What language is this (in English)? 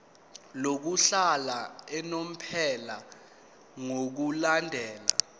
Zulu